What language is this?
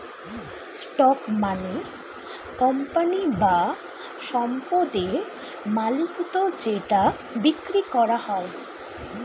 Bangla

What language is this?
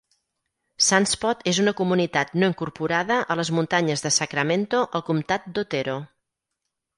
Catalan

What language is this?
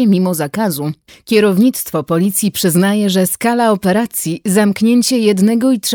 Polish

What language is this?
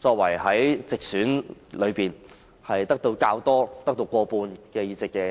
Cantonese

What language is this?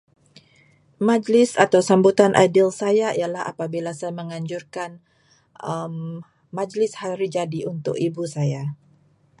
Malay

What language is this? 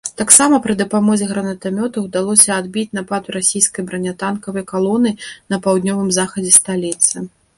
Belarusian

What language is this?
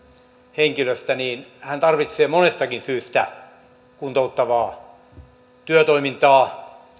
Finnish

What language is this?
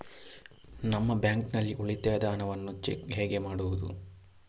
Kannada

